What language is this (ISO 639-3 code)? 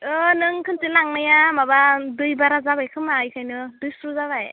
brx